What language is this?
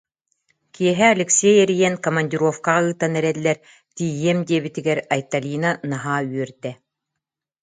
Yakut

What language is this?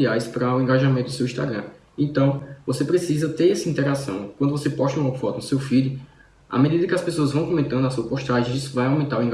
Portuguese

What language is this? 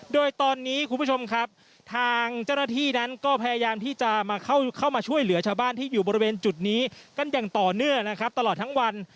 Thai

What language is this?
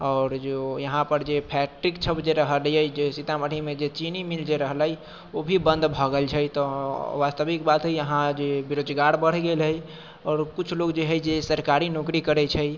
Maithili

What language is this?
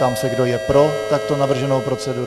Czech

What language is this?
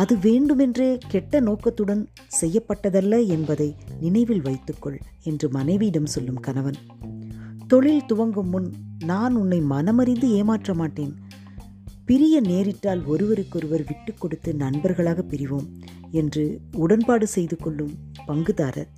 Tamil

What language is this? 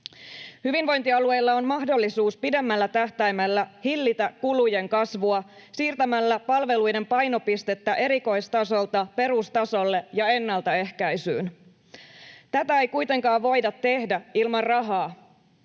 Finnish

